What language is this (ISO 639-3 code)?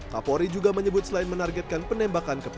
ind